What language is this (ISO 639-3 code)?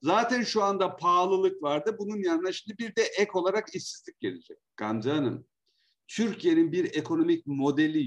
tur